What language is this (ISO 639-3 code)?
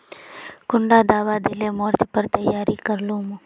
mag